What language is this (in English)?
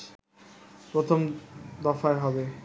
Bangla